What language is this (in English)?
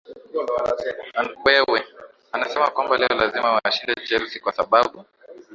Swahili